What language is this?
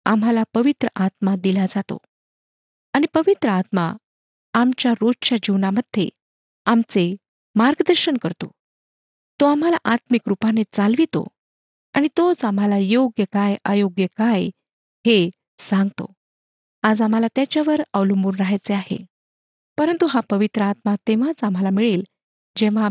Marathi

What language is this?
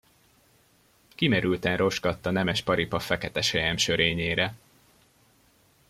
Hungarian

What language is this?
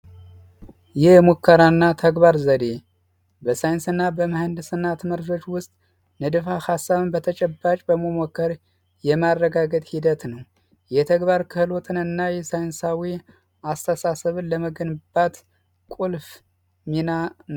Amharic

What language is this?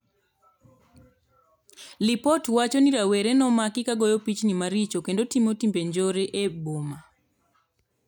Luo (Kenya and Tanzania)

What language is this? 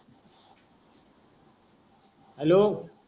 Marathi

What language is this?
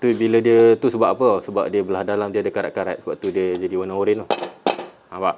Malay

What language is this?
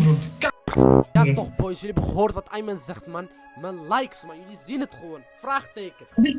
Dutch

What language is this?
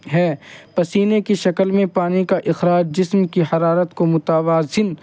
Urdu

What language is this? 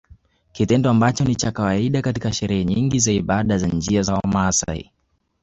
Swahili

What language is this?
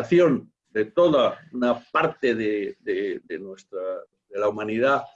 Spanish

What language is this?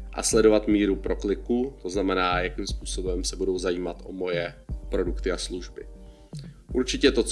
Czech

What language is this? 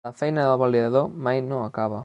Catalan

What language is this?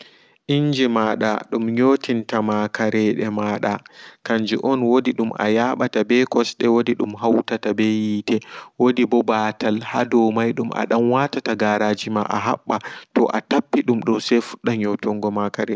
Fula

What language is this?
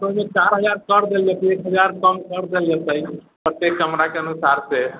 Maithili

